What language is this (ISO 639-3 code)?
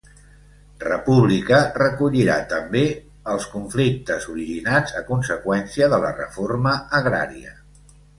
cat